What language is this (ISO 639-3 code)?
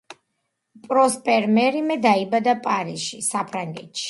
kat